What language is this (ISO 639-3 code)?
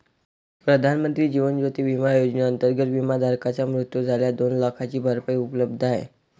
mar